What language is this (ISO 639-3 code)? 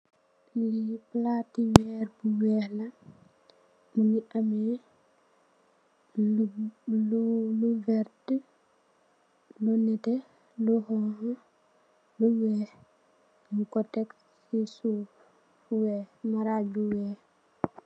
wol